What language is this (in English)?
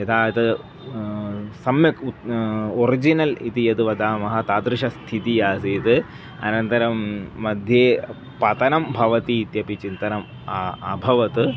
Sanskrit